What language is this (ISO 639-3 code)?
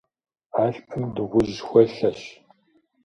kbd